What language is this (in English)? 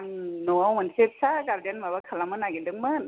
Bodo